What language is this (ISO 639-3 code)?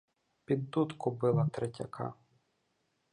ukr